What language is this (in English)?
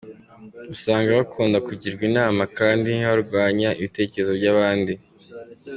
Kinyarwanda